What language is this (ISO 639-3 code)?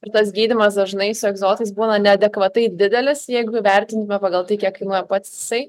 lit